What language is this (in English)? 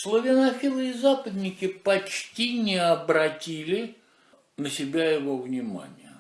Russian